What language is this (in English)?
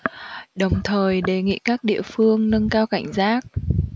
Vietnamese